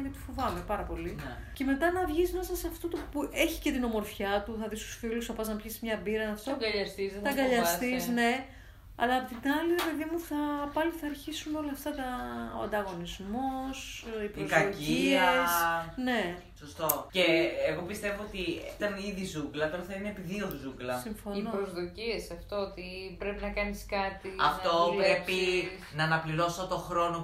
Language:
Greek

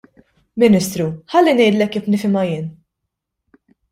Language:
Maltese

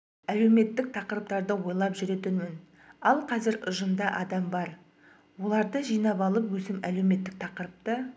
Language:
Kazakh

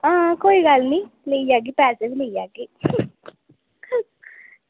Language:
Dogri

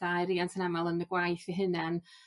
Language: Welsh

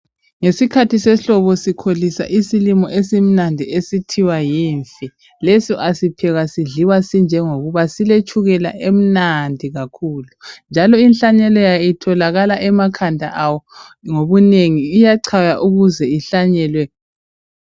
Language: North Ndebele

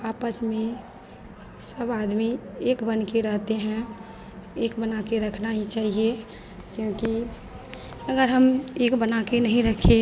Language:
Hindi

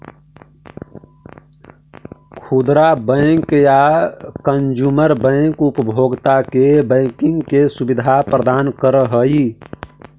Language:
Magahi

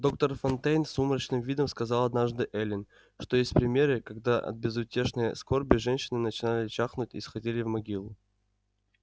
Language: Russian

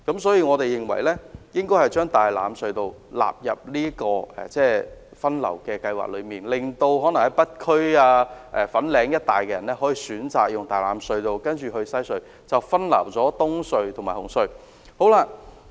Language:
Cantonese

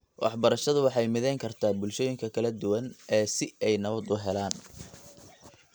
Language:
Somali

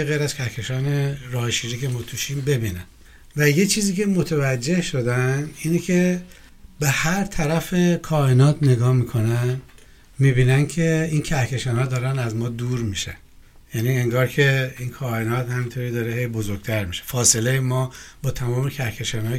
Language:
Persian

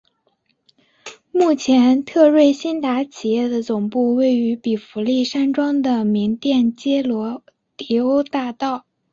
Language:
Chinese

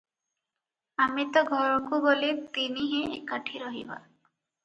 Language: Odia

